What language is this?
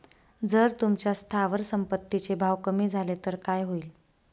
Marathi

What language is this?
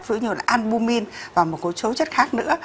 Vietnamese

